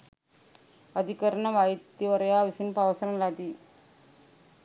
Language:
Sinhala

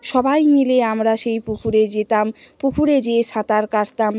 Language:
Bangla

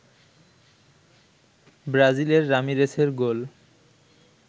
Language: Bangla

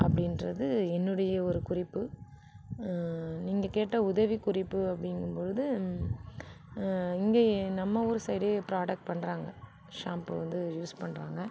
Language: Tamil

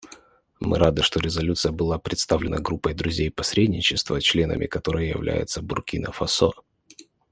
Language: Russian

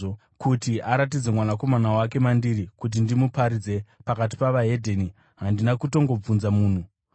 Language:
Shona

